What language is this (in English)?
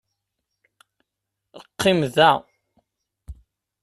Kabyle